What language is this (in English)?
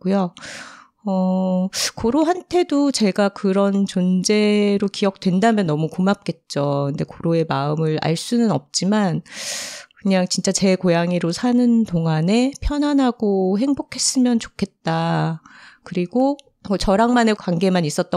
Korean